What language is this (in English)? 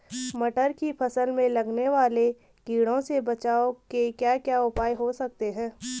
Hindi